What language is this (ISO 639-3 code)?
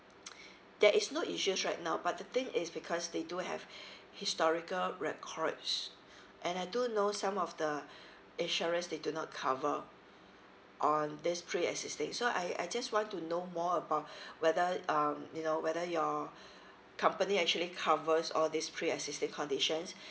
eng